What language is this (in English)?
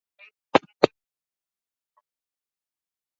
Swahili